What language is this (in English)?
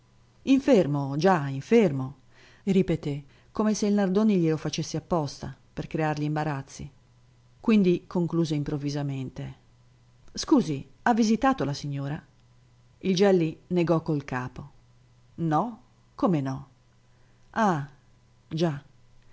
Italian